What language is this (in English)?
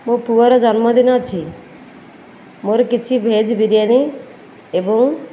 Odia